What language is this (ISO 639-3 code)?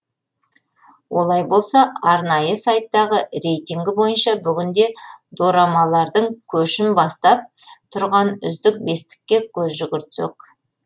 kaz